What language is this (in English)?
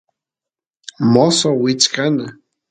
Santiago del Estero Quichua